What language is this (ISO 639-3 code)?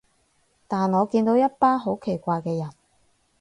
yue